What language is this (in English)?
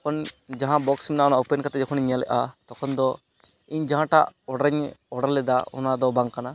Santali